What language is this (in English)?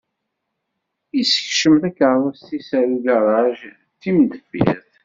Kabyle